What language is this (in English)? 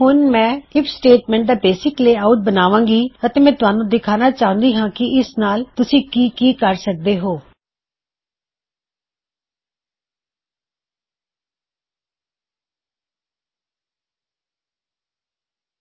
Punjabi